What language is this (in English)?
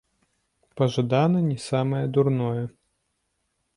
Belarusian